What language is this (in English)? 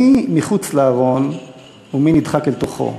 Hebrew